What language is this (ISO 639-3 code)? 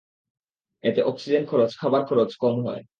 ben